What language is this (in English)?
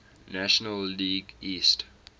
English